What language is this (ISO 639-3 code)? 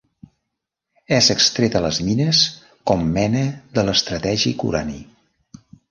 cat